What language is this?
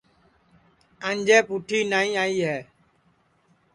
Sansi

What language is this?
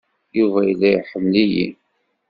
Kabyle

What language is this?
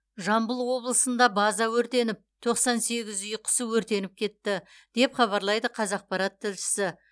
Kazakh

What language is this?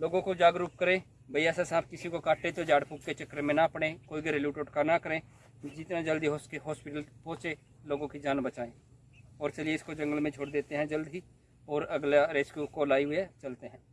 Hindi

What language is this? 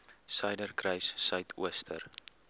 Afrikaans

